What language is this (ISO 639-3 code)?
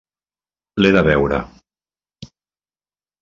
cat